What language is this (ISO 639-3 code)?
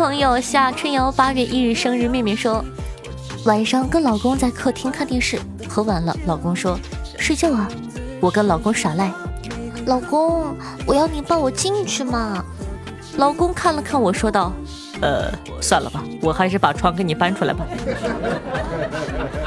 zho